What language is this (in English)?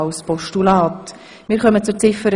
Swiss German